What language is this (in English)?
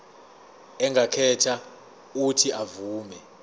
Zulu